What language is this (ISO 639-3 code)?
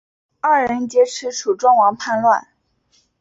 zho